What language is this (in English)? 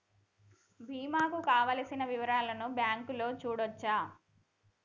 Telugu